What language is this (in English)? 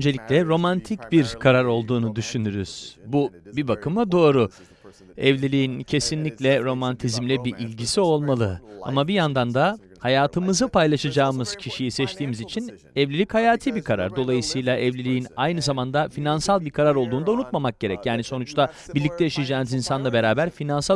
Turkish